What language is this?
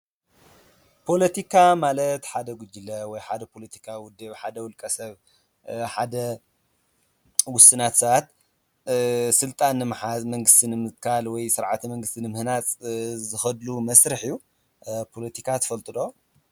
Tigrinya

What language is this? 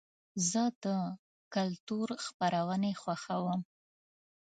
Pashto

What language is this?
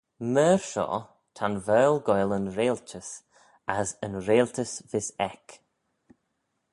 Manx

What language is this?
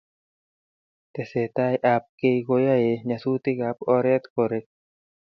Kalenjin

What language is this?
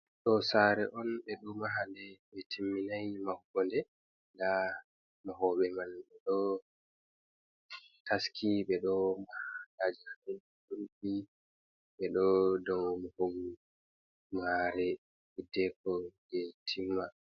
Fula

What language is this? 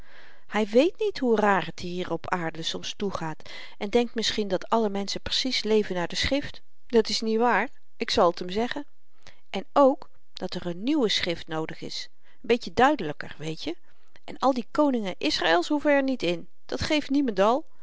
Dutch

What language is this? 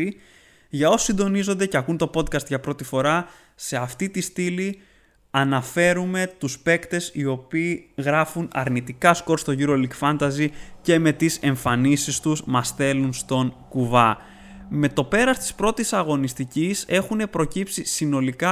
Greek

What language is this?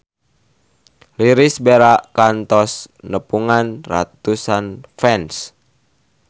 Sundanese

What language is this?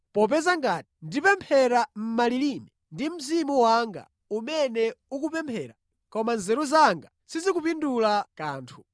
Nyanja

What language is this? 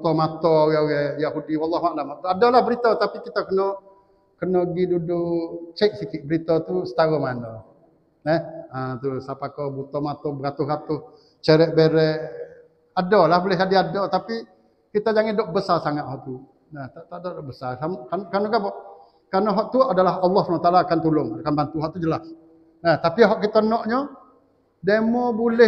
Malay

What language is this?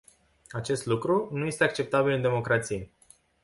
Romanian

